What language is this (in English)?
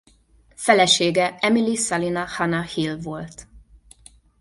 Hungarian